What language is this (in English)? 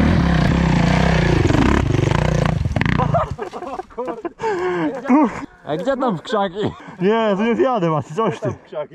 Polish